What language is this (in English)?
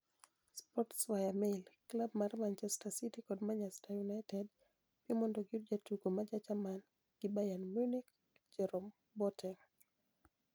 Luo (Kenya and Tanzania)